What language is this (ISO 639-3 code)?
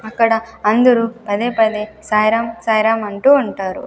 tel